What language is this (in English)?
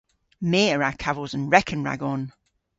Cornish